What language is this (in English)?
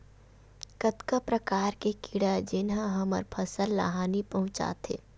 Chhattisgarhi